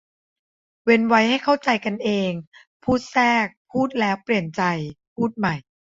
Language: Thai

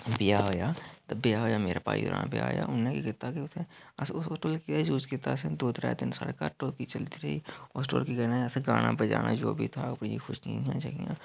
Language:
Dogri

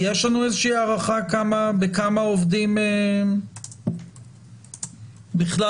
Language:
Hebrew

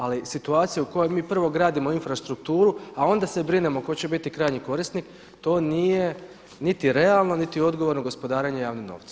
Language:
Croatian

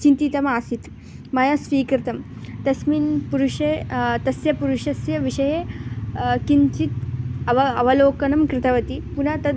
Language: Sanskrit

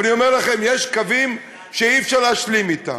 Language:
Hebrew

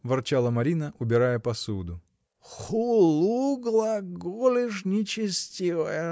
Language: Russian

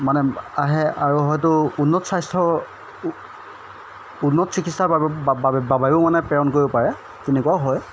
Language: Assamese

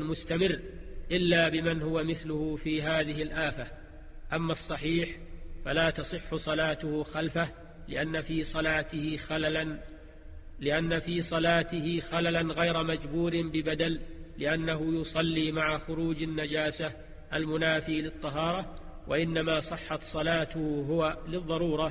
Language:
Arabic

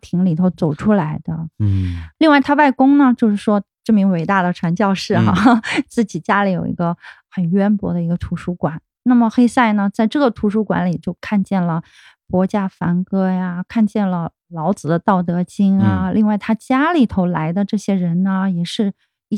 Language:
Chinese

